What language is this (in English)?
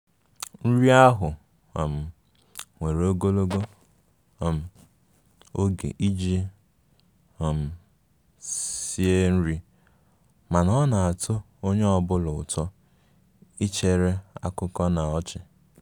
Igbo